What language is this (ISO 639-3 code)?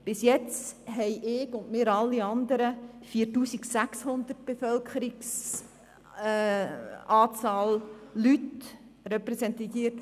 gsw